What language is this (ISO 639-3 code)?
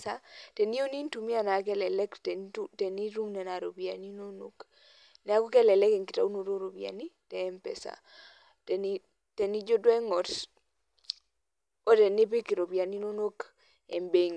mas